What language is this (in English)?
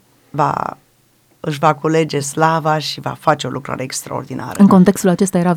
Romanian